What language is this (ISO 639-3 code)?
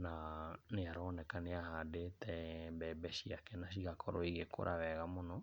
kik